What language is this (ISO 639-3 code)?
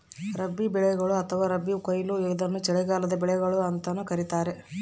kan